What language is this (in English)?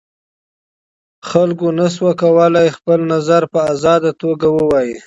Pashto